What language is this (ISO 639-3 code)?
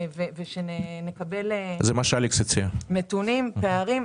heb